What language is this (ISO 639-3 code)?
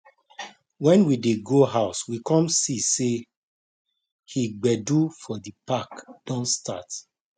pcm